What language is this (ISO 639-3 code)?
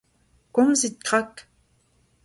bre